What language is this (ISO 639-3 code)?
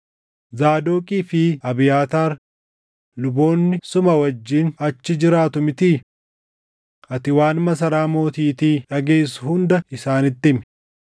orm